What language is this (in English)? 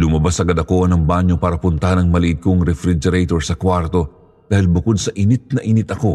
Filipino